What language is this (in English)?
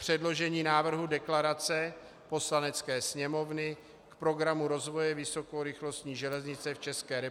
Czech